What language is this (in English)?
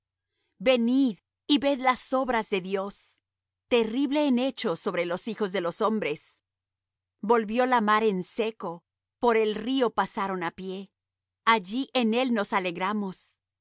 Spanish